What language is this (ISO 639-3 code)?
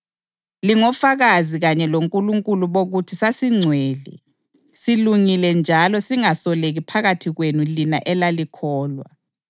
nde